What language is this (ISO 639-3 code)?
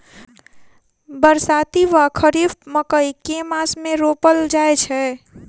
mai